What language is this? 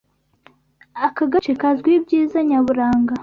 Kinyarwanda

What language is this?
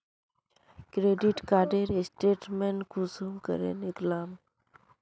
Magahi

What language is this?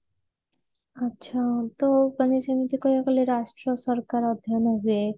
Odia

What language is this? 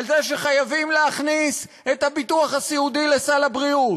Hebrew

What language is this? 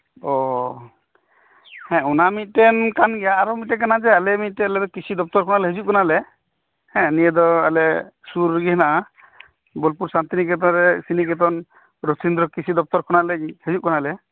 Santali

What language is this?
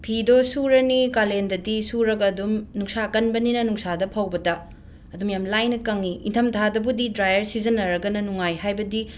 Manipuri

